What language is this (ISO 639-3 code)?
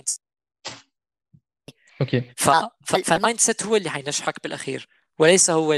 ara